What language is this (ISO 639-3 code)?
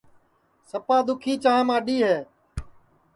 ssi